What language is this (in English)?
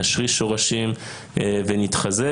Hebrew